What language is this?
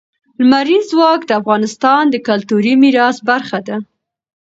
Pashto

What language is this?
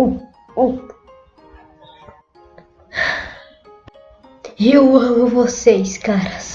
Portuguese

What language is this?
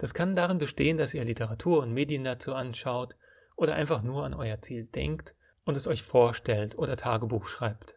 German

